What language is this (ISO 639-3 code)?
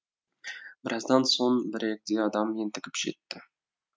kaz